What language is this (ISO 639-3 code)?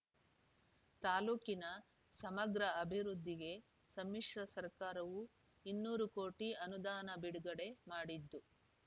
kan